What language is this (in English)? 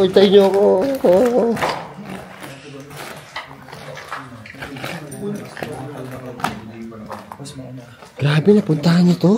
Filipino